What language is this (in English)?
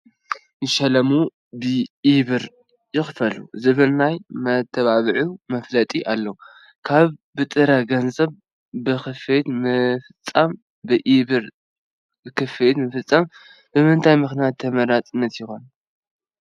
Tigrinya